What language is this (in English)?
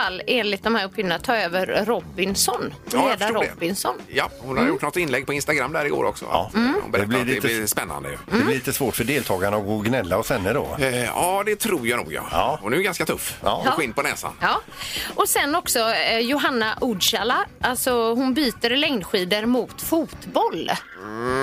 Swedish